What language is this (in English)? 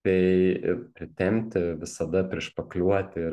Lithuanian